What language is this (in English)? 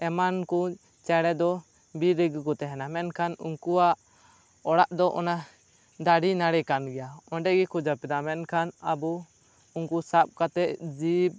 Santali